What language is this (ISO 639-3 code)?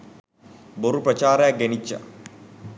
sin